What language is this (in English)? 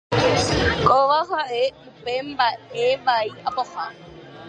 Guarani